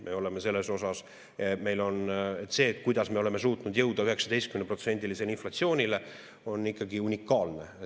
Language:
Estonian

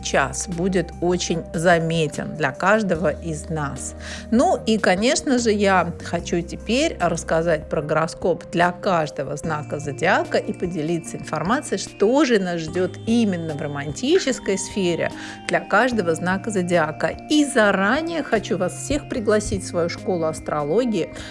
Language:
Russian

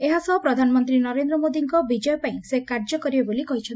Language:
Odia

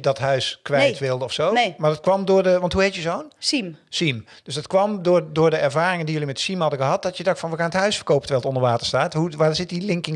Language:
Dutch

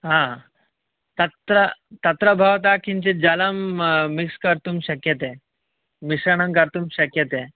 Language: Sanskrit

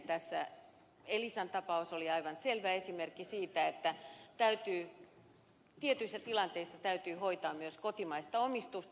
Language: Finnish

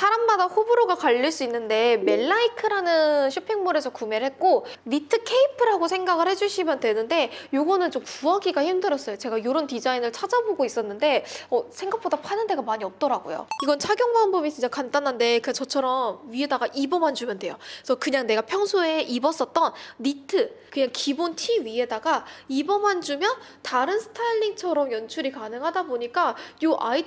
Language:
Korean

